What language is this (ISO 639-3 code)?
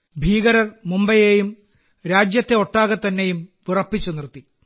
mal